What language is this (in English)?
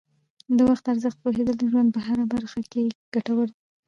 Pashto